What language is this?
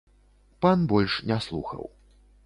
Belarusian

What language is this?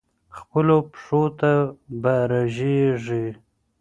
Pashto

